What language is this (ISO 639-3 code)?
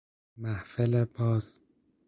fas